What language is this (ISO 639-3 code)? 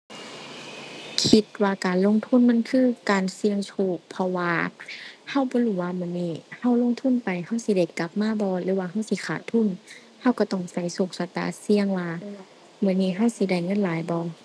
tha